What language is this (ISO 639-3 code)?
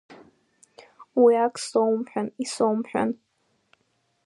abk